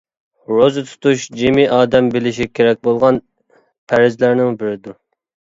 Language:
Uyghur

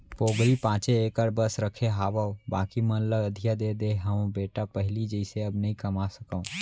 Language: Chhattisgarhi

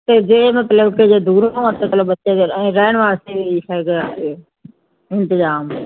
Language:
Punjabi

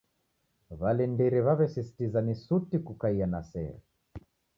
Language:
Taita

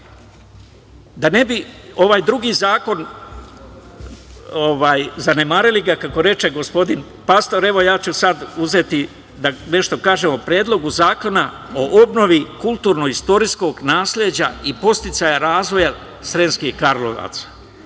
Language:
Serbian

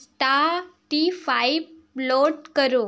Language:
Hindi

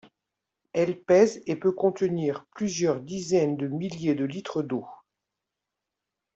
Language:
French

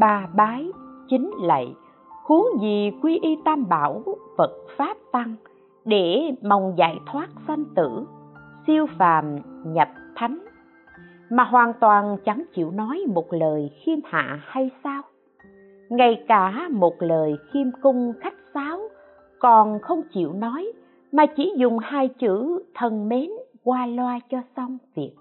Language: Vietnamese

